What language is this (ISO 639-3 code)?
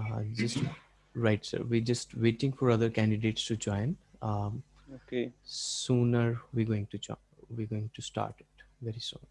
eng